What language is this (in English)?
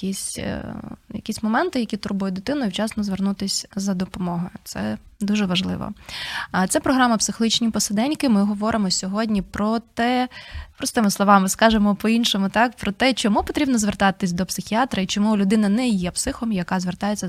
Ukrainian